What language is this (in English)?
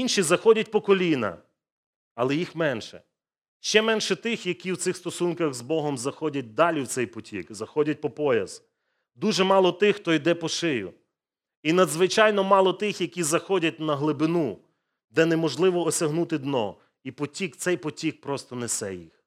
Ukrainian